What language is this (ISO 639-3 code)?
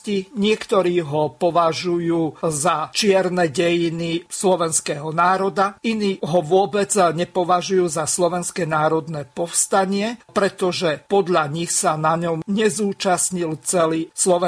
slk